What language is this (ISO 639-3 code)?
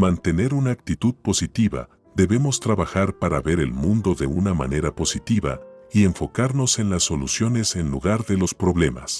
spa